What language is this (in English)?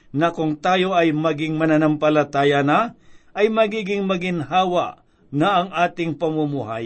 Filipino